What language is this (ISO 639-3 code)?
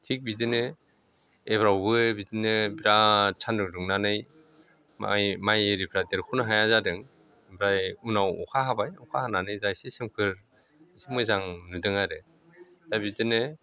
brx